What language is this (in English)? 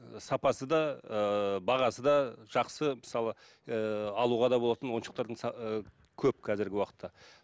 Kazakh